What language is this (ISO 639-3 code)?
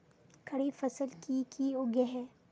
mag